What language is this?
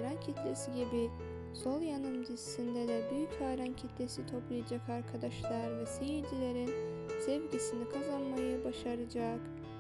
Turkish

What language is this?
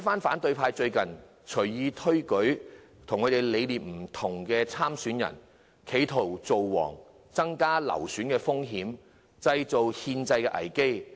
Cantonese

